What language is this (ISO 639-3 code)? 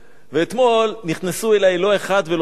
heb